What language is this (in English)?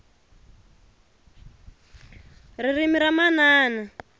Tsonga